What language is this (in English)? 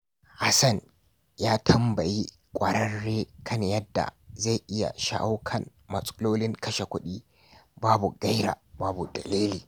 Hausa